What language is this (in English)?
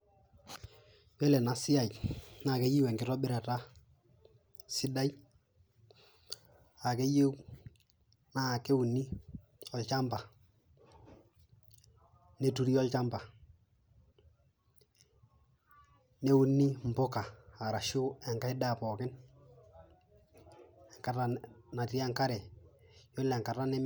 Masai